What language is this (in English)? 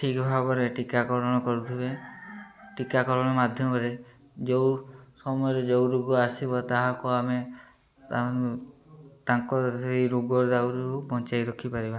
Odia